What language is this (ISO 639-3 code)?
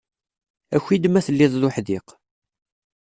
kab